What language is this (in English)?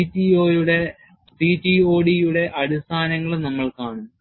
Malayalam